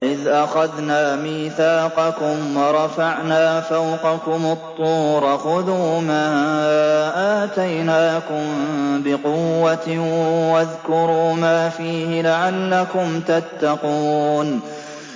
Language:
Arabic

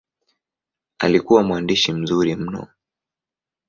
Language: Swahili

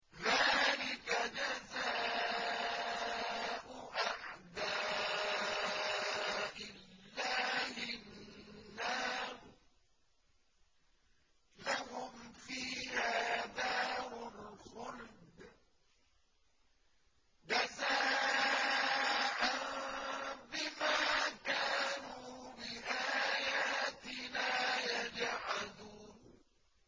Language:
Arabic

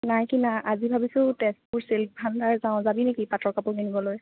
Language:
Assamese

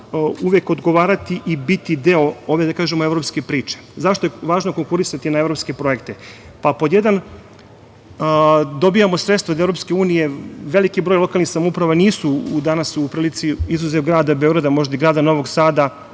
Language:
Serbian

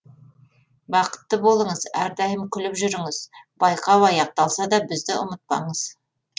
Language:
Kazakh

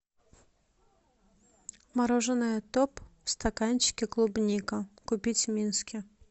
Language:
Russian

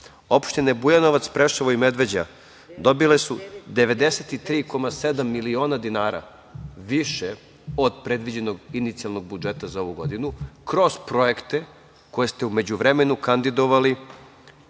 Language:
Serbian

